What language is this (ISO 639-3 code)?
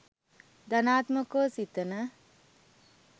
sin